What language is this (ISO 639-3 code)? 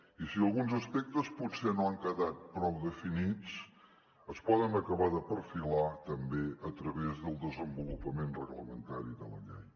cat